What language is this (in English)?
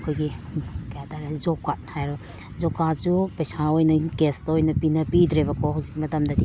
Manipuri